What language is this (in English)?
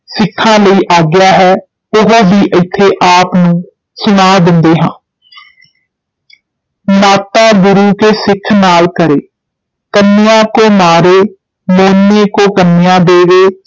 Punjabi